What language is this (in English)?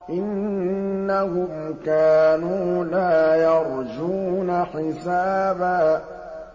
Arabic